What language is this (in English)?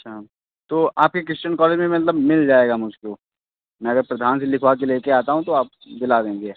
Hindi